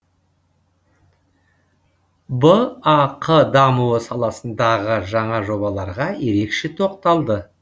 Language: Kazakh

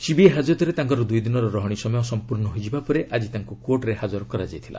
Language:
Odia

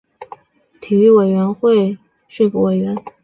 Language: Chinese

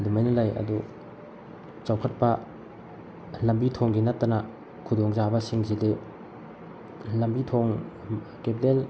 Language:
Manipuri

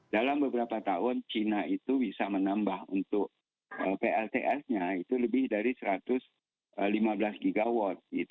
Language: Indonesian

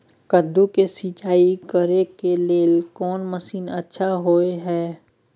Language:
Maithili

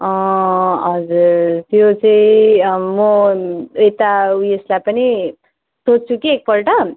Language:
Nepali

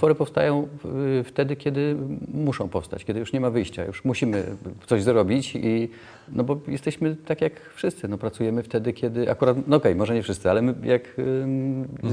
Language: Polish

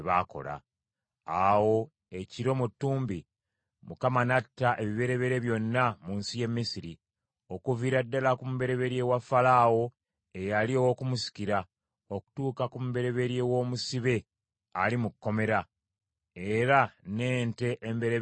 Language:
Ganda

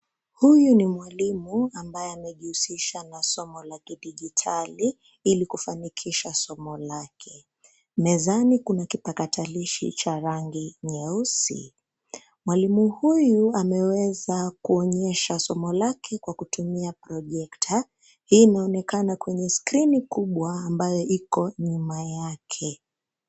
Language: Swahili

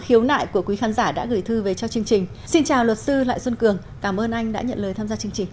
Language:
Vietnamese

